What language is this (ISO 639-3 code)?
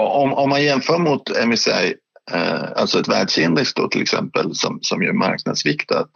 swe